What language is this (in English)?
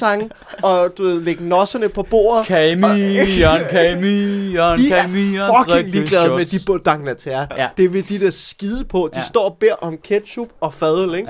Danish